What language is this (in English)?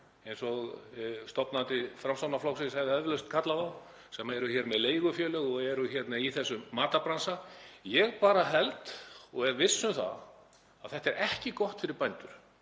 Icelandic